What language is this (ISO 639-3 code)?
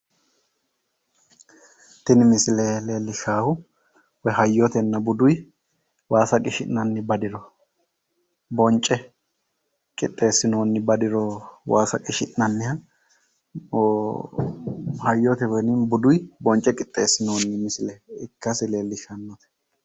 sid